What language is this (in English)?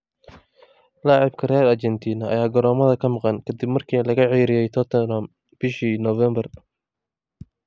Somali